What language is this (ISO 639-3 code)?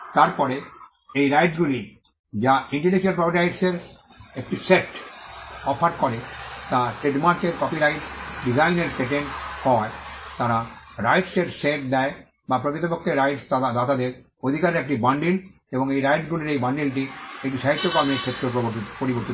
ben